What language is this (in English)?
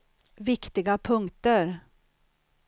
Swedish